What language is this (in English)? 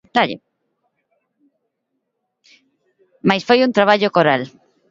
Galician